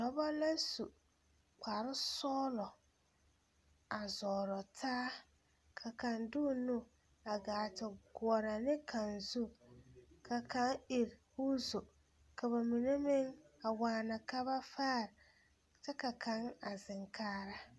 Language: Southern Dagaare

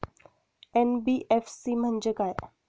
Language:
Marathi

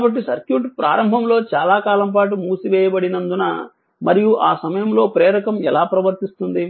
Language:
Telugu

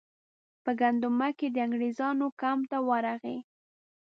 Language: Pashto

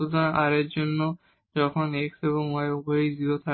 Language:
Bangla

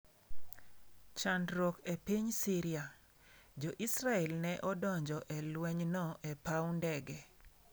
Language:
Luo (Kenya and Tanzania)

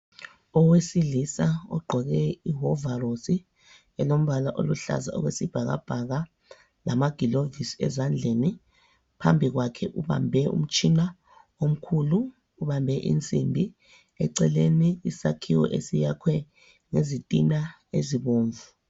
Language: North Ndebele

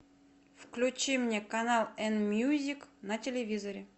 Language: Russian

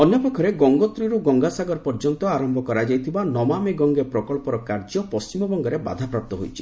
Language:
Odia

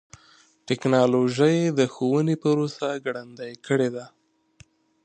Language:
Pashto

